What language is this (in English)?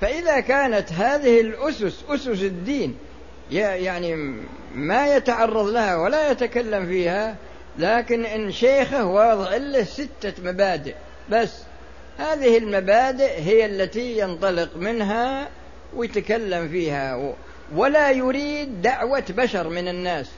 Arabic